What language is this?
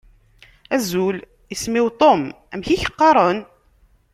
Kabyle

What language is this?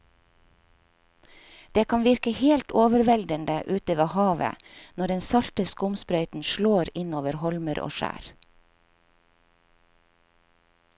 Norwegian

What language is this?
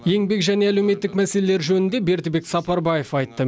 Kazakh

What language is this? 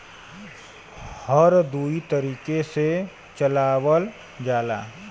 Bhojpuri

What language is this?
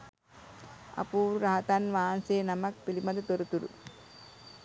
Sinhala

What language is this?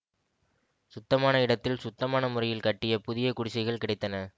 Tamil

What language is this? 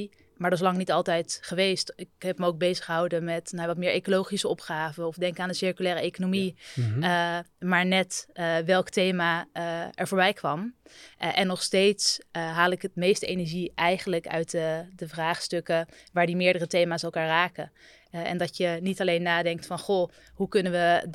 Dutch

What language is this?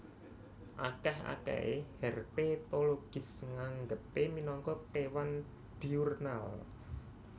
Javanese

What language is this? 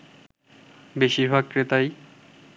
Bangla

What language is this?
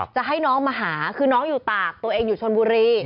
Thai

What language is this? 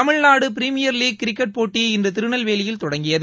Tamil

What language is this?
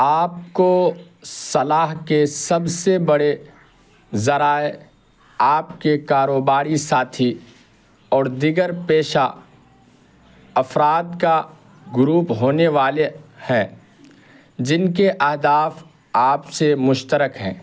Urdu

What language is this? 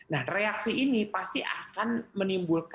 Indonesian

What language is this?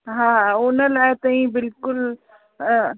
Sindhi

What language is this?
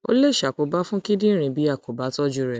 Yoruba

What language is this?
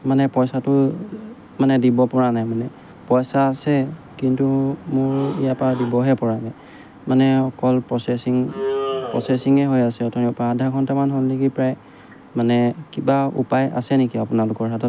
Assamese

